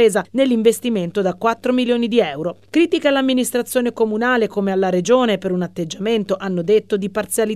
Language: Italian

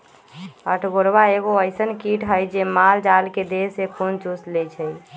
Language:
Magahi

